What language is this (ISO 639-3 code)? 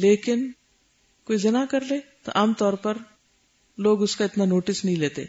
urd